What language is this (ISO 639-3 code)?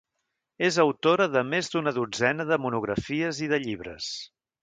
cat